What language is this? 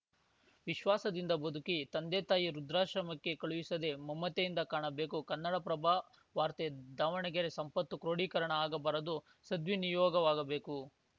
Kannada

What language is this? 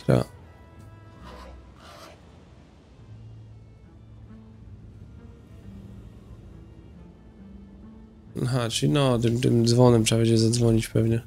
Polish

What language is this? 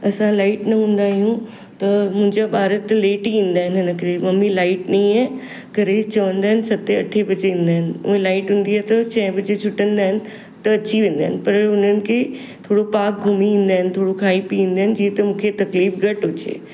Sindhi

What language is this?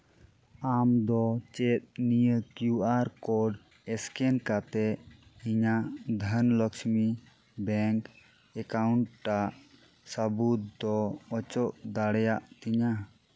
Santali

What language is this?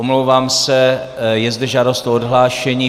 Czech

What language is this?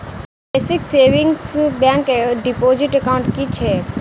Maithili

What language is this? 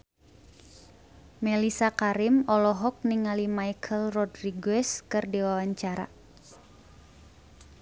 Sundanese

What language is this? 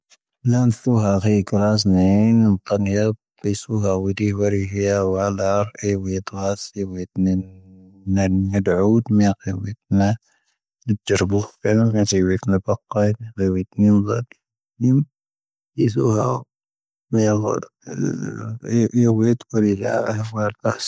Tahaggart Tamahaq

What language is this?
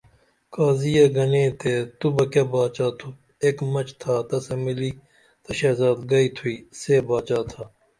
Dameli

